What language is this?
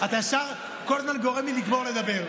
Hebrew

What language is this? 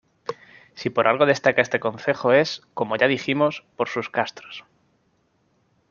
Spanish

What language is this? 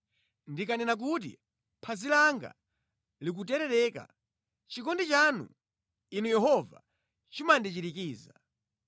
Nyanja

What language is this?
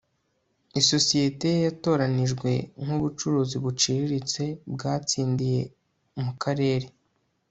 Kinyarwanda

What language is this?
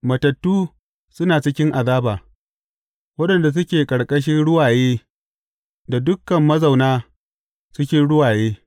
Hausa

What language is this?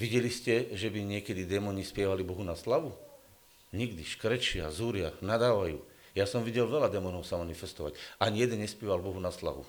Slovak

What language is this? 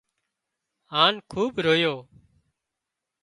Wadiyara Koli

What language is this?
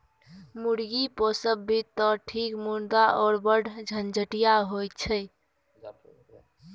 Maithili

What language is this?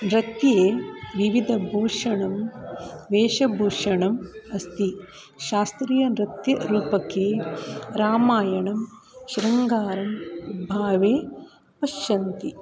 Sanskrit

